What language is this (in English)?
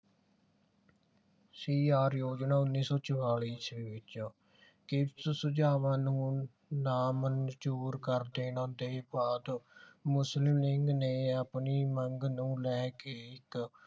Punjabi